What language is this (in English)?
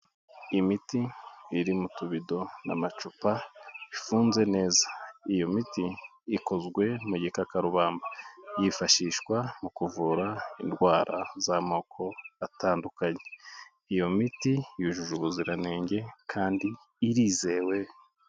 Kinyarwanda